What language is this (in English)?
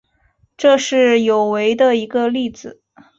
Chinese